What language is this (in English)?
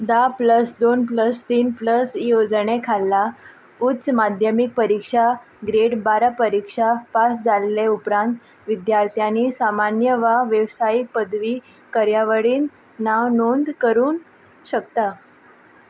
Konkani